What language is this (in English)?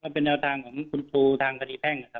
Thai